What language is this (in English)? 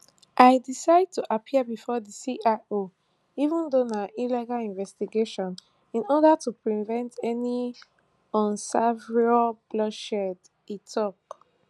Nigerian Pidgin